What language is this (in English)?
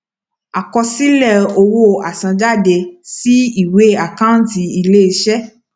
Yoruba